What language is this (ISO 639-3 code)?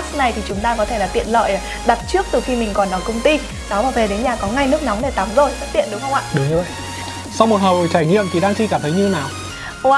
vie